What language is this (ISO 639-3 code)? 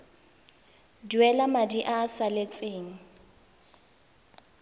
tsn